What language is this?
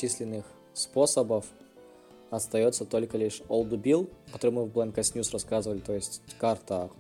Russian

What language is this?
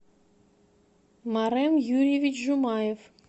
Russian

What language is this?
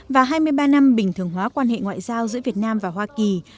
Vietnamese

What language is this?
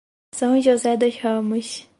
Portuguese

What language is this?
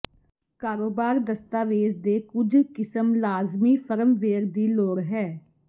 Punjabi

